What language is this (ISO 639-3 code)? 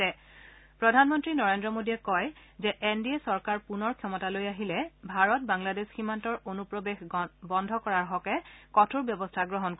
asm